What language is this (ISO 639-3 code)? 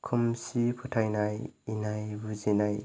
brx